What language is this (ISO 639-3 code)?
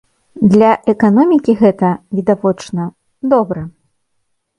bel